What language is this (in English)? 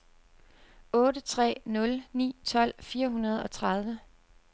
Danish